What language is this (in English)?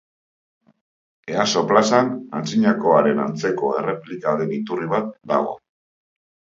Basque